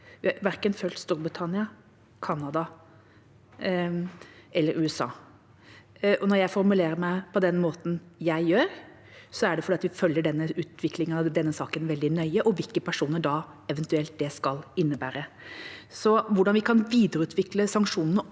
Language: Norwegian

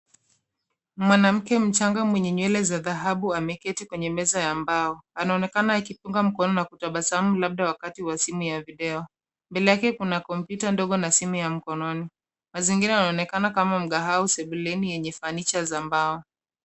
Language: Swahili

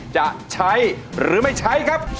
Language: Thai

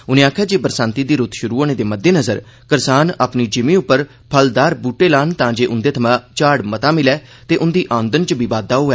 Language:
Dogri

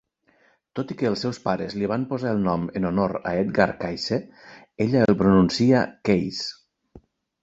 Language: Catalan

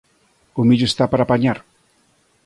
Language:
Galician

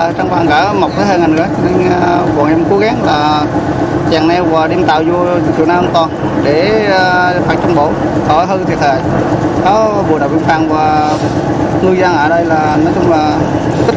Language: Vietnamese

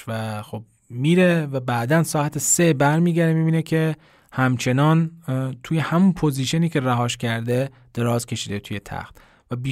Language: Persian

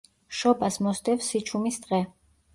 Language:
Georgian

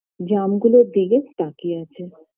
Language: Bangla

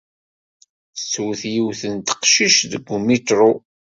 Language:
Kabyle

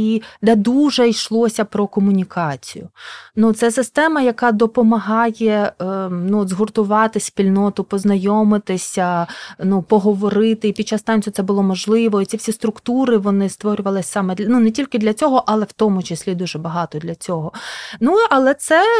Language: Ukrainian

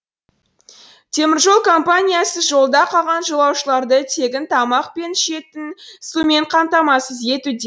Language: Kazakh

